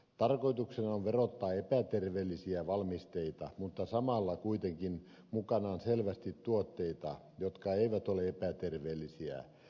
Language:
Finnish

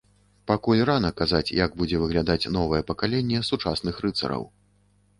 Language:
Belarusian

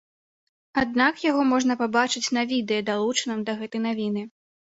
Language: Belarusian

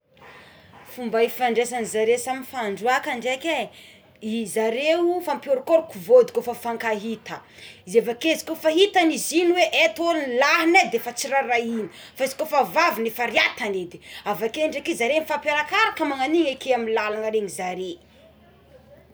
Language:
Tsimihety Malagasy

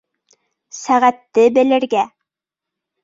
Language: Bashkir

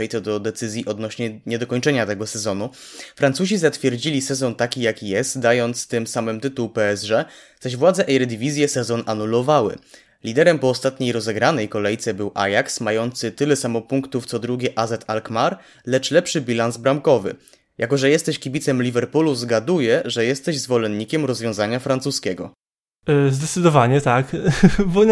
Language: Polish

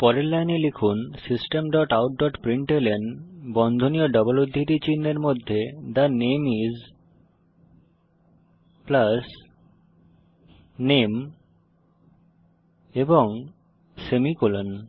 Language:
Bangla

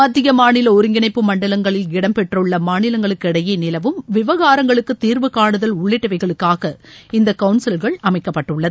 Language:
Tamil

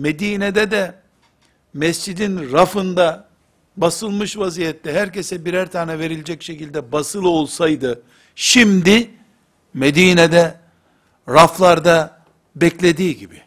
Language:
Turkish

